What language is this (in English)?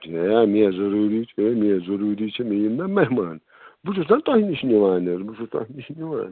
Kashmiri